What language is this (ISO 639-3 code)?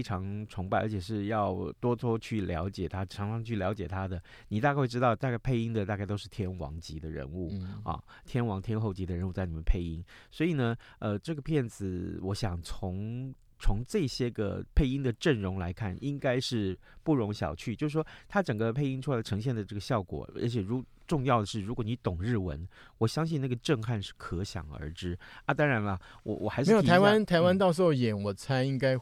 zho